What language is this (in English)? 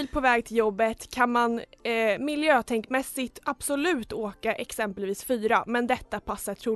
Swedish